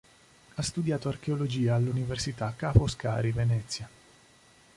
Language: Italian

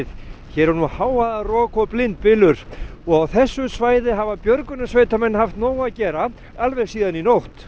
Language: Icelandic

